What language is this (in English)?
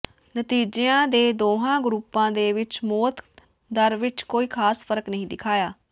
Punjabi